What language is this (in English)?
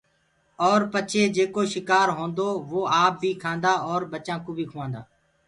Gurgula